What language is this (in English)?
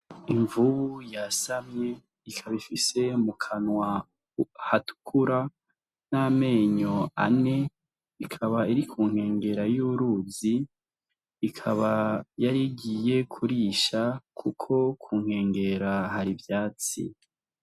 Rundi